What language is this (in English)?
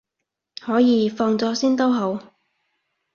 Cantonese